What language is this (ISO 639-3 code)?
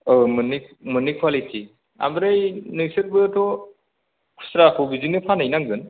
brx